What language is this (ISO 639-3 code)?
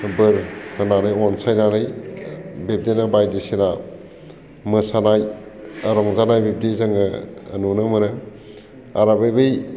brx